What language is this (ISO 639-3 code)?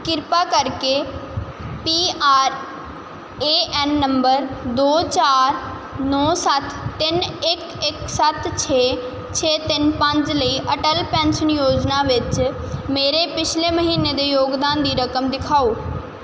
pan